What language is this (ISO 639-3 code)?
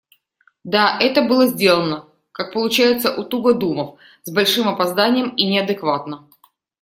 rus